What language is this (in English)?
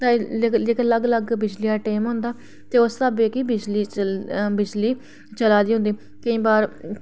Dogri